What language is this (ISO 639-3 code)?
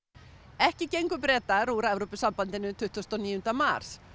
isl